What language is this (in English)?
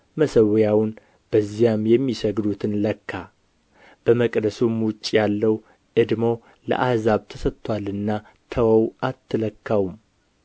Amharic